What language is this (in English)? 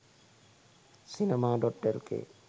Sinhala